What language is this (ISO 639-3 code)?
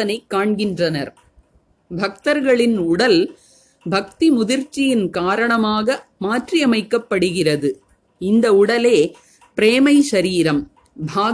tam